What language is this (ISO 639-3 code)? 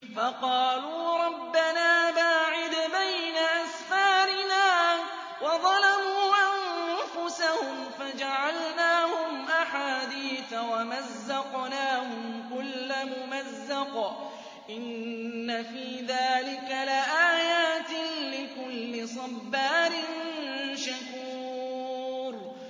ara